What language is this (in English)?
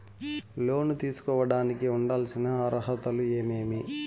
Telugu